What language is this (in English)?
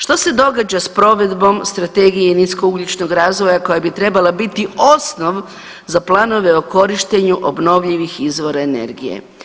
Croatian